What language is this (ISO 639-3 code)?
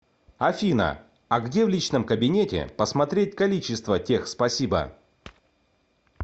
rus